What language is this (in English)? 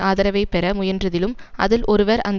Tamil